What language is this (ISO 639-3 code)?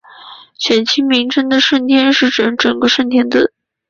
zho